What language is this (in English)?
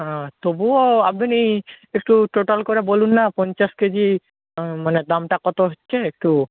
Bangla